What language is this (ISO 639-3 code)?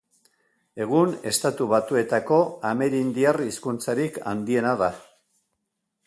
eus